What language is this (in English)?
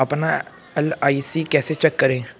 Hindi